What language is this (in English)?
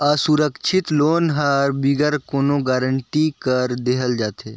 Chhattisgarhi